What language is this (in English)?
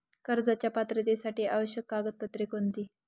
Marathi